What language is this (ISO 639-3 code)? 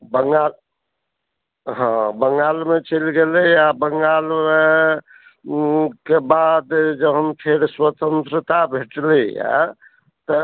mai